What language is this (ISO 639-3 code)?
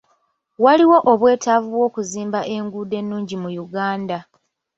lug